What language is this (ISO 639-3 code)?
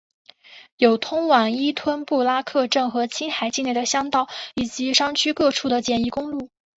zho